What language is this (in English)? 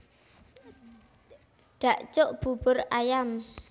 Javanese